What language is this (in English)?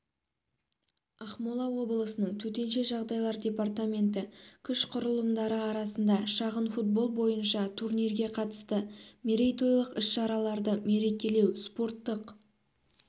Kazakh